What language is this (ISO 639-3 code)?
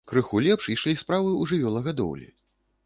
bel